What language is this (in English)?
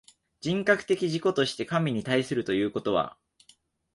Japanese